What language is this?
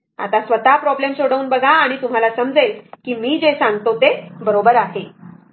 Marathi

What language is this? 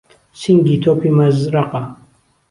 Central Kurdish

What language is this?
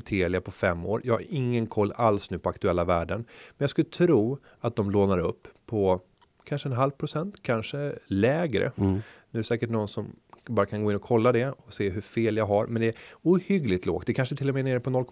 Swedish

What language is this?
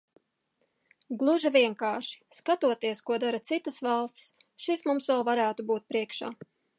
Latvian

